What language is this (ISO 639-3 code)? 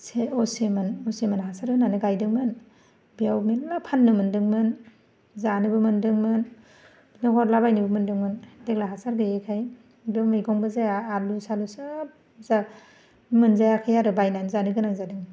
brx